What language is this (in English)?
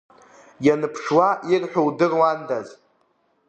Abkhazian